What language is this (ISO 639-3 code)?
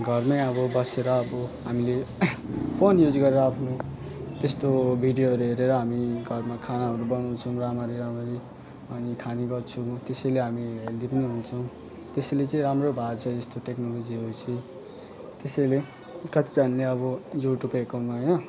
nep